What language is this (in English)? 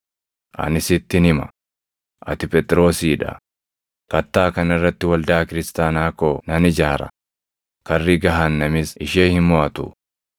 Oromo